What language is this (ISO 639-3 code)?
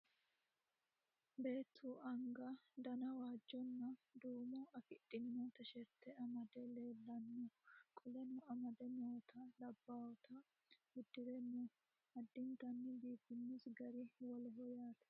sid